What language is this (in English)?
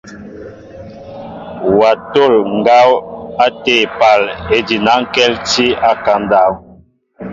Mbo (Cameroon)